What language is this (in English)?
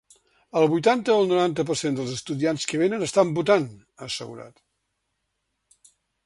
Catalan